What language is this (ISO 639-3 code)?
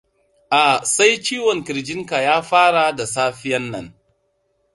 hau